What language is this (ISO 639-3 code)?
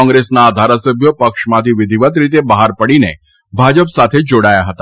guj